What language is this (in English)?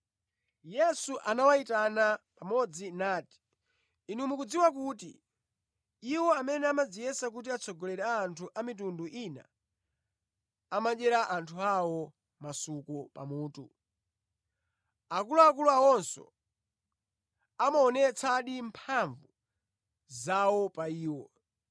Nyanja